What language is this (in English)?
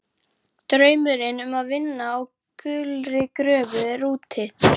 Icelandic